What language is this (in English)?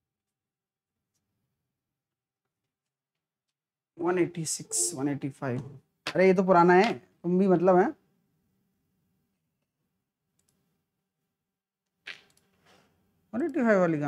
Hindi